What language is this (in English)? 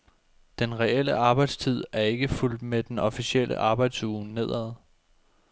Danish